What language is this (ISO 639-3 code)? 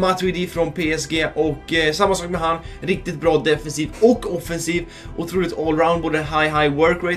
swe